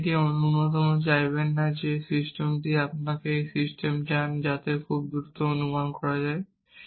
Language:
Bangla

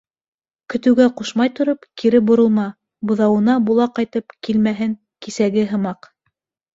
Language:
Bashkir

